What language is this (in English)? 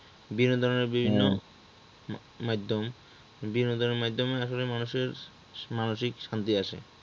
Bangla